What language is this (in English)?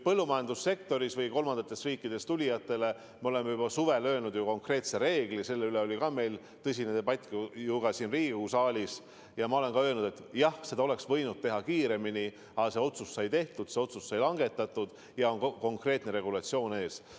Estonian